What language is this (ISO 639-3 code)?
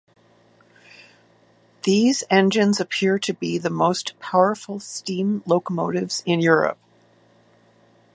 eng